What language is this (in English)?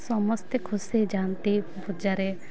Odia